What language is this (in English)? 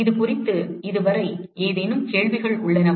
Tamil